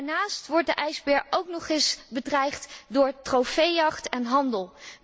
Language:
Dutch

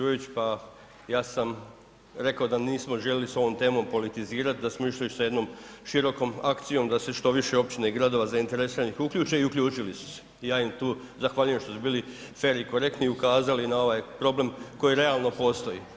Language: Croatian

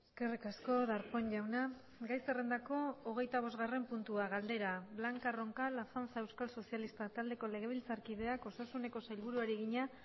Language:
Basque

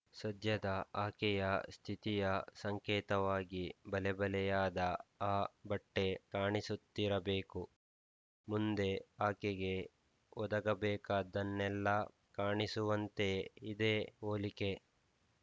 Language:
Kannada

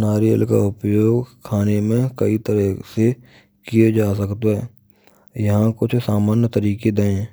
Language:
Braj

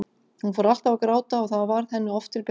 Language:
Icelandic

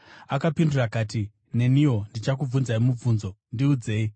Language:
Shona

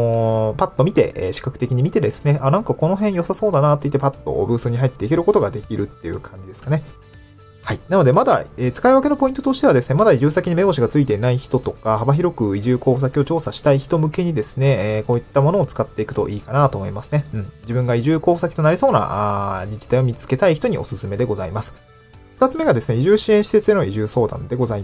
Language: Japanese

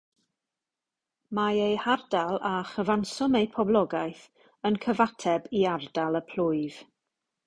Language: Welsh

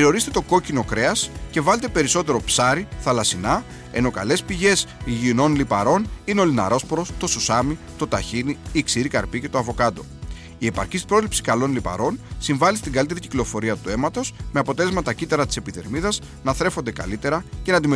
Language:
Greek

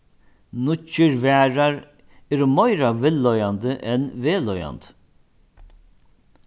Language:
Faroese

